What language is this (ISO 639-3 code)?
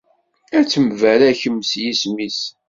kab